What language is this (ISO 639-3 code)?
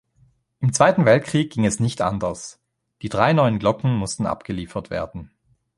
deu